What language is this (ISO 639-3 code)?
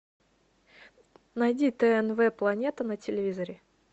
rus